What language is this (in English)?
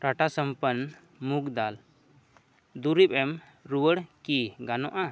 Santali